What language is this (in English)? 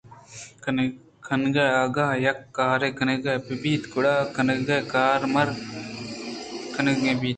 Eastern Balochi